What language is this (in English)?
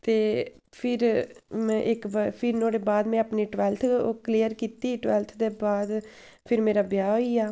Dogri